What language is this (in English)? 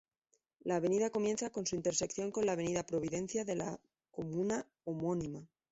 Spanish